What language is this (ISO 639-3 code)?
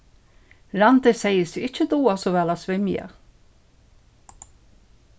fao